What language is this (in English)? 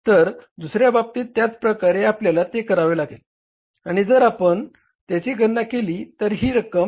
Marathi